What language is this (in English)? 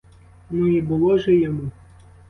Ukrainian